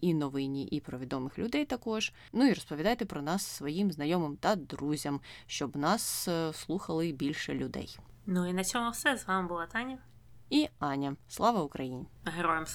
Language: Ukrainian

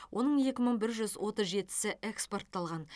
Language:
Kazakh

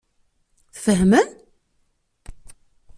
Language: Kabyle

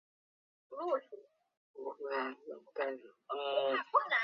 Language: Chinese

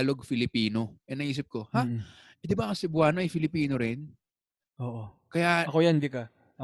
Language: Filipino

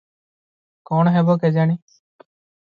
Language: Odia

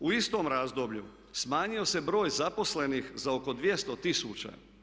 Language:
Croatian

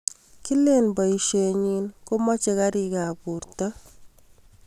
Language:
Kalenjin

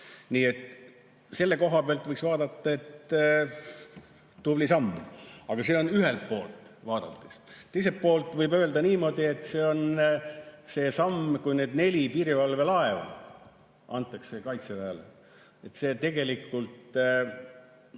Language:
Estonian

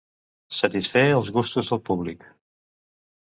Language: Catalan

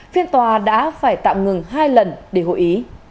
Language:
Vietnamese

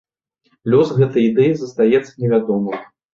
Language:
Belarusian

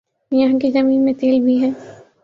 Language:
Urdu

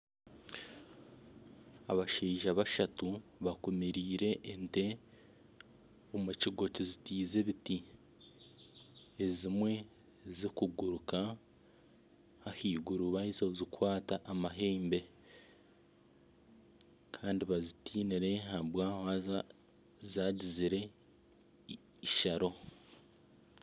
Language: Nyankole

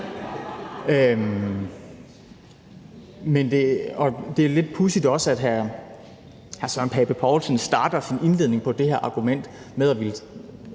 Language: Danish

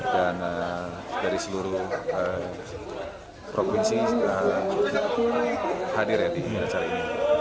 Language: Indonesian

